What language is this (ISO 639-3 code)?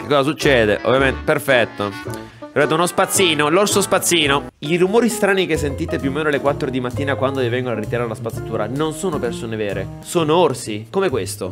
ita